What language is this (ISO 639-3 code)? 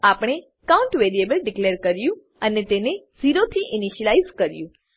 guj